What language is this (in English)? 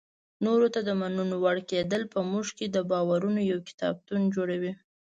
Pashto